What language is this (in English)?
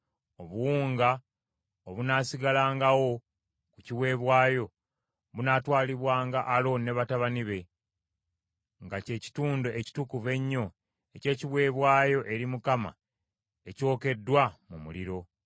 Ganda